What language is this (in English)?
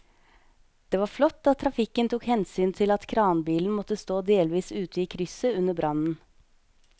Norwegian